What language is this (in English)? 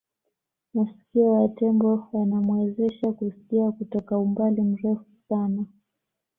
Swahili